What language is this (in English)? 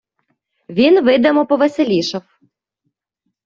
Ukrainian